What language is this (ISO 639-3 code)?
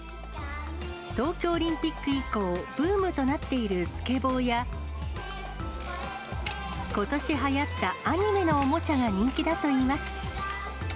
jpn